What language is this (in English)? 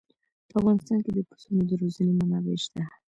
Pashto